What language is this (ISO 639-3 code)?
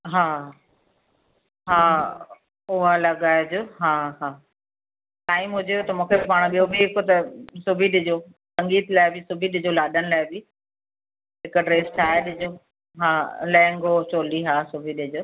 snd